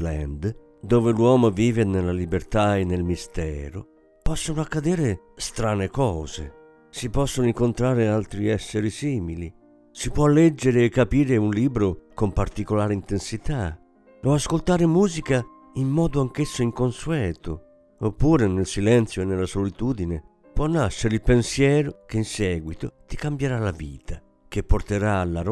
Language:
Italian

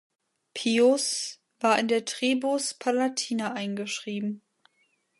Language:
German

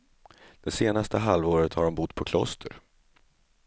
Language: Swedish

